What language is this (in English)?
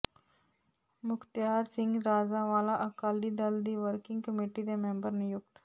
Punjabi